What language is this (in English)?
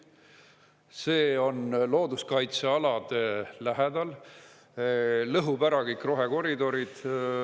Estonian